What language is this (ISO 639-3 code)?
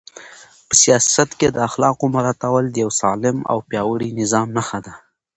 pus